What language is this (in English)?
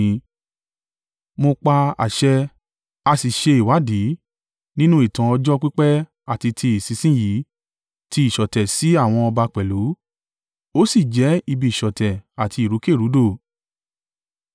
Yoruba